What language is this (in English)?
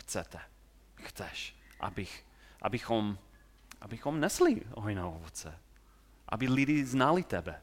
Czech